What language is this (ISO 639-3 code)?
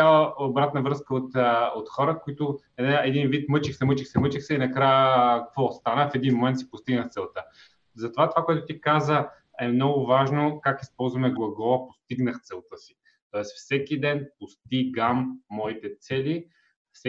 bul